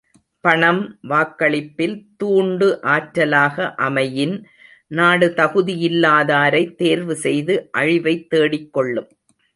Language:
Tamil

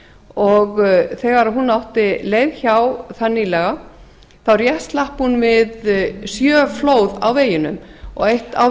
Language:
Icelandic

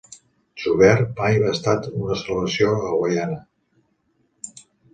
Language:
Catalan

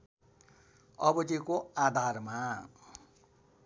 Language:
Nepali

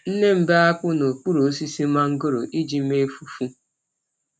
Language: Igbo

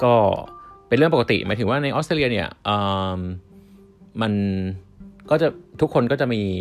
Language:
Thai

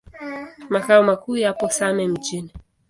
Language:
Swahili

